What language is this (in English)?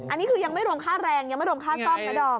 Thai